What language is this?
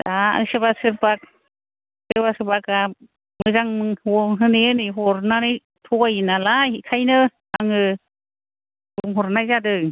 Bodo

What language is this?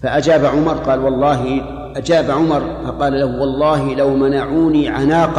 Arabic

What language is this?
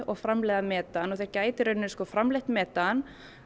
Icelandic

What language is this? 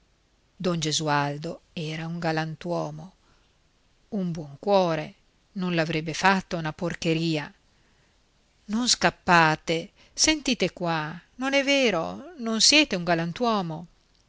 Italian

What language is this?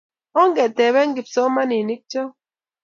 Kalenjin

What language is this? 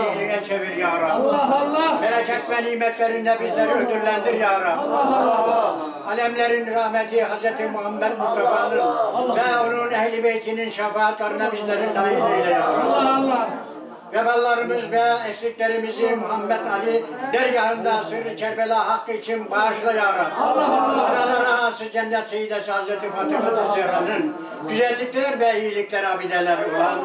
Turkish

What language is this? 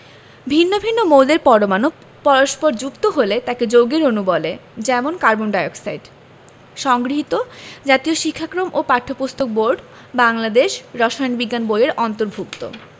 Bangla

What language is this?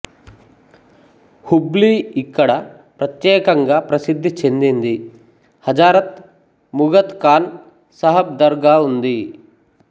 Telugu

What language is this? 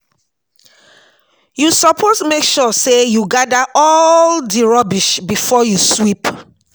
Nigerian Pidgin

